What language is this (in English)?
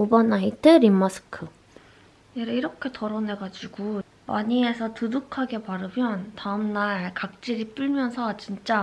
Korean